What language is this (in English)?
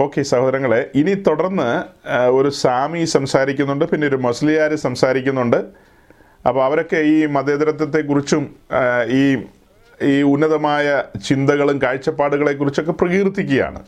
Malayalam